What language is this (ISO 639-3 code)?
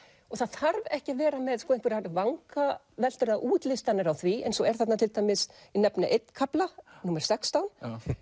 isl